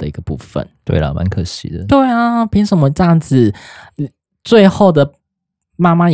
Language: Chinese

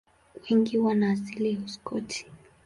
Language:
Swahili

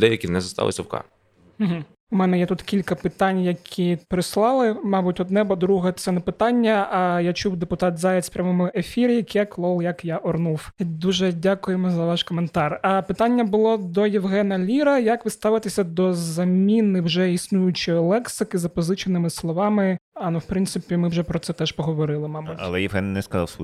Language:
Ukrainian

